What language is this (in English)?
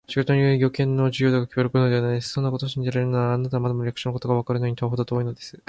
Japanese